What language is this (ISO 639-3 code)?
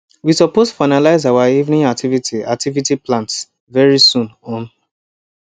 pcm